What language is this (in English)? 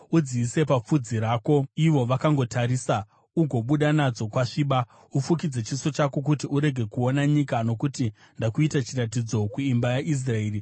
Shona